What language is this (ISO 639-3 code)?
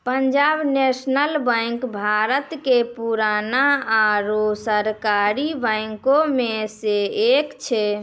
mai